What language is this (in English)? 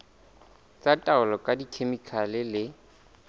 Southern Sotho